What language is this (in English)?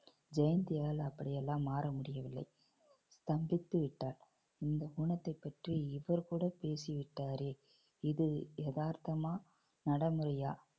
Tamil